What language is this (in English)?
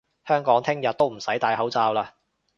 Cantonese